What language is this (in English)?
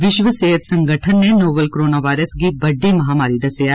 Dogri